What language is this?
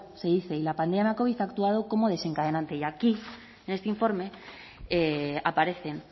Spanish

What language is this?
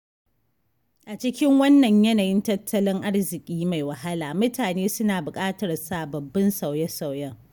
Hausa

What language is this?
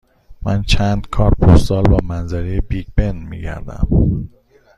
Persian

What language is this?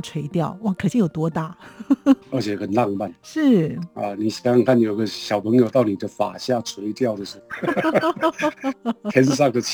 Chinese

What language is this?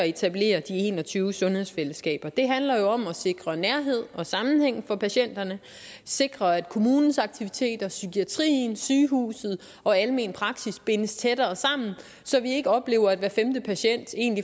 Danish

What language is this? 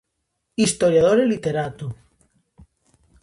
Galician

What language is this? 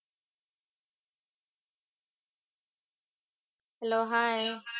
Marathi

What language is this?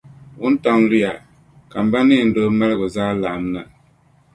Dagbani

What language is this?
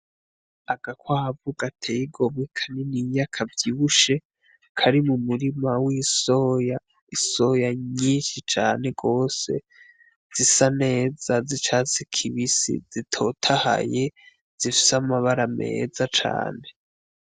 Rundi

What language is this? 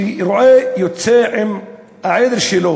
Hebrew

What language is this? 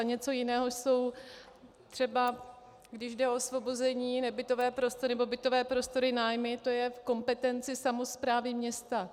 Czech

